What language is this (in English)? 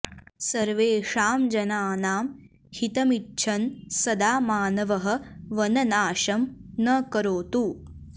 Sanskrit